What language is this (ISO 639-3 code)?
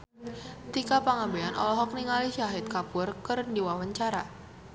sun